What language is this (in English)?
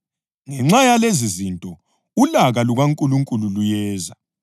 North Ndebele